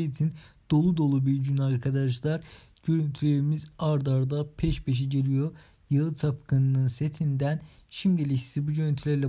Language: Turkish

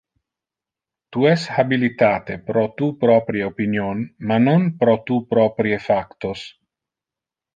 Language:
Interlingua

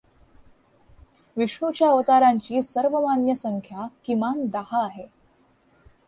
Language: Marathi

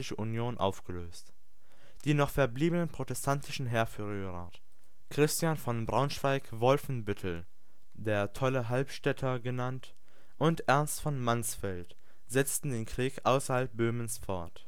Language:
German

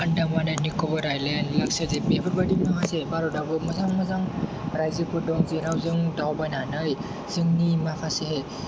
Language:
Bodo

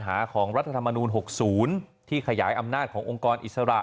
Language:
Thai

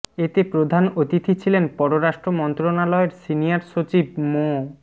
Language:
Bangla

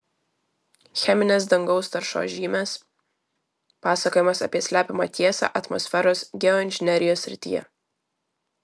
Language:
Lithuanian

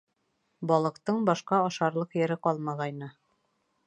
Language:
Bashkir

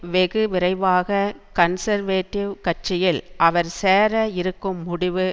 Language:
Tamil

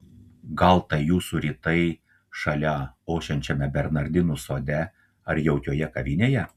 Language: Lithuanian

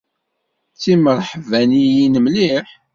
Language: Kabyle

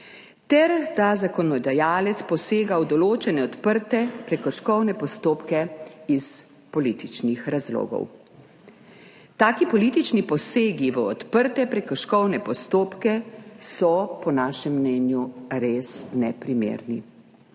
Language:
Slovenian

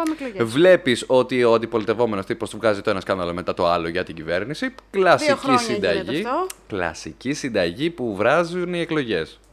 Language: Greek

